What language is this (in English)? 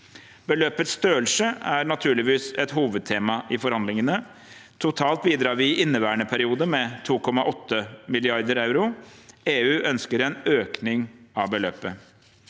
Norwegian